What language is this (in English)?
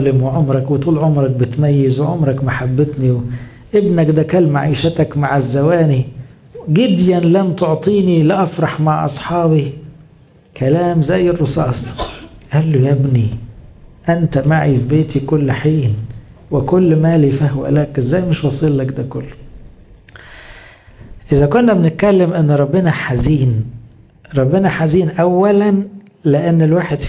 Arabic